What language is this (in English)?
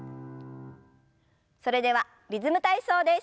Japanese